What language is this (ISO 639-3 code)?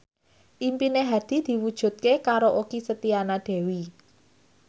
jav